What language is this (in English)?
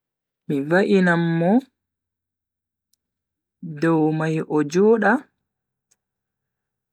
Bagirmi Fulfulde